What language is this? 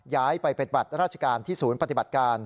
Thai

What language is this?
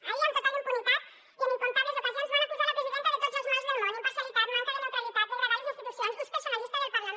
Catalan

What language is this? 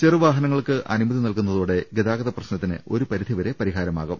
Malayalam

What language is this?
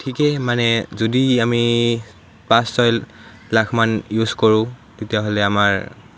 Assamese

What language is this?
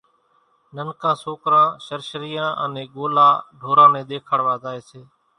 Kachi Koli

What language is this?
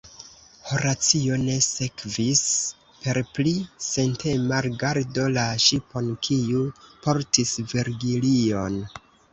Esperanto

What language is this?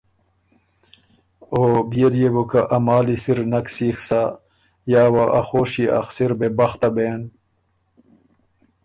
Ormuri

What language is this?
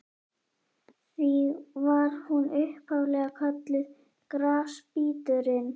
Icelandic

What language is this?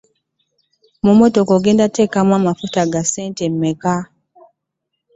Ganda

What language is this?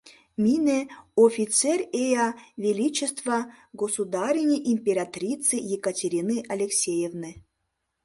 Mari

